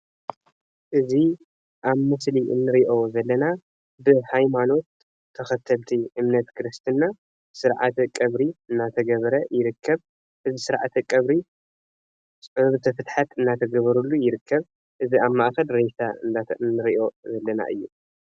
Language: Tigrinya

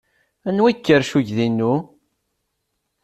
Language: Kabyle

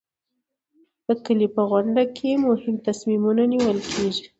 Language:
Pashto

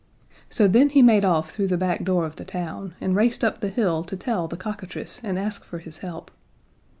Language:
English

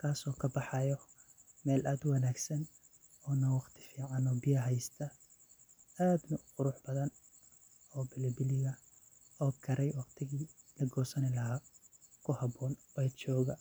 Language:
Somali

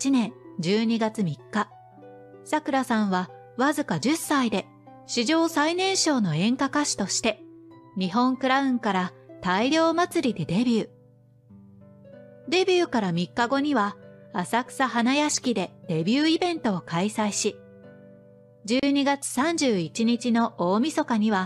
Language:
Japanese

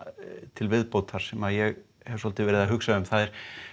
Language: Icelandic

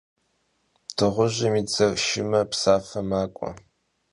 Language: Kabardian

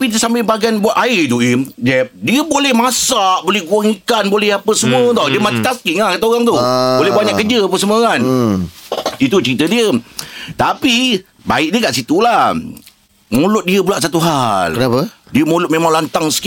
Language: Malay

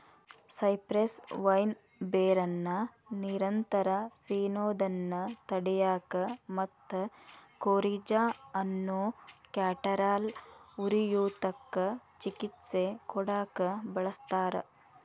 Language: Kannada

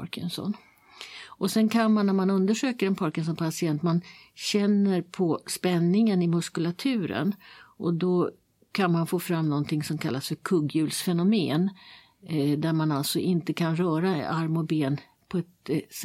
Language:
Swedish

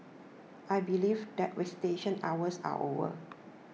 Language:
English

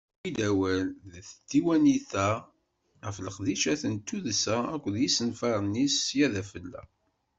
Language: Kabyle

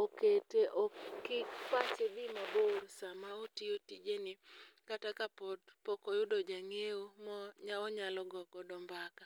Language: Luo (Kenya and Tanzania)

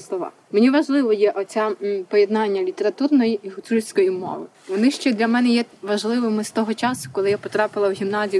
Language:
Ukrainian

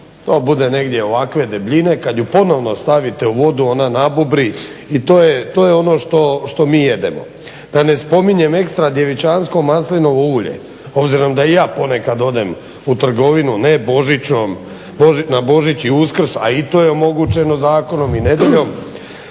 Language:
Croatian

